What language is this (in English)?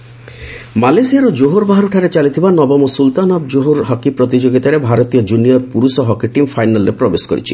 Odia